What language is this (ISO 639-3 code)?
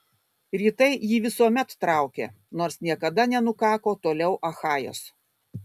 lit